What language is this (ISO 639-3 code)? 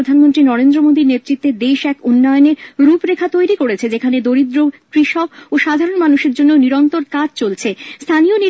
ben